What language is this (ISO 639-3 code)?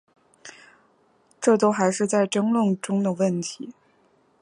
zho